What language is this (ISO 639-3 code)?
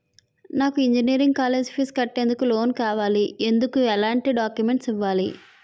tel